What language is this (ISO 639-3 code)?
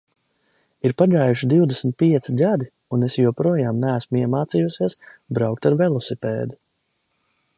lav